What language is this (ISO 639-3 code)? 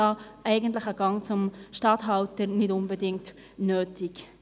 gsw